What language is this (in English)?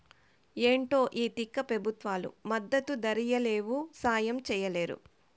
Telugu